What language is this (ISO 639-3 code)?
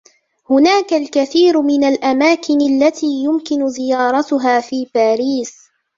ara